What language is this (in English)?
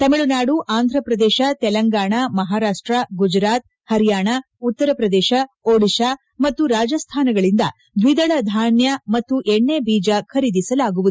Kannada